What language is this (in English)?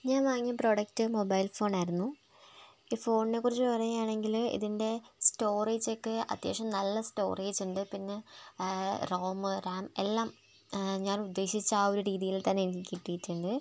Malayalam